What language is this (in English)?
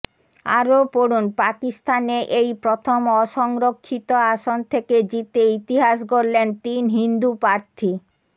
Bangla